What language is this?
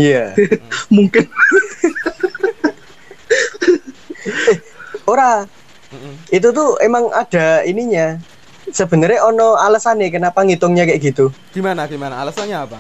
Indonesian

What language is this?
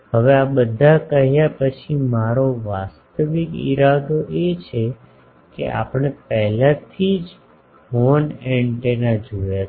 Gujarati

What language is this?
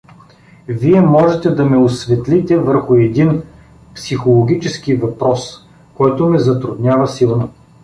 Bulgarian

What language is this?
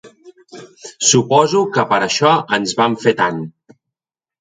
Catalan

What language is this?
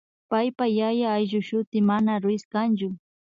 Imbabura Highland Quichua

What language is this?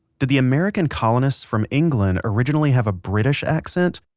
English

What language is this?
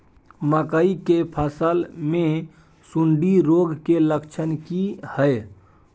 Maithili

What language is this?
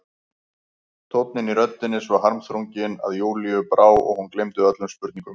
Icelandic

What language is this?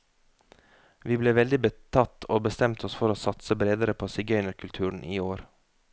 Norwegian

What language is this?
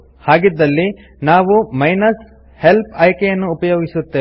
Kannada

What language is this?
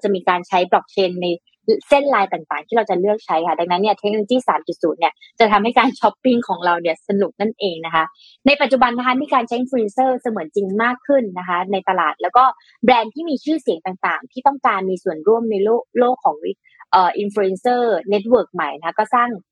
Thai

